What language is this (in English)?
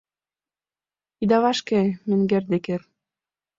Mari